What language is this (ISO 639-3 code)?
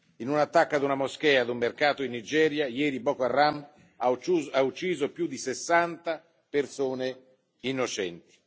ita